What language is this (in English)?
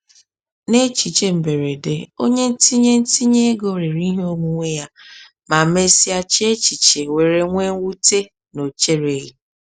Igbo